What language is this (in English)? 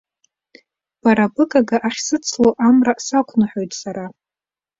Abkhazian